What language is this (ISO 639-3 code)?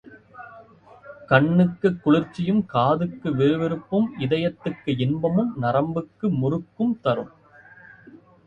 tam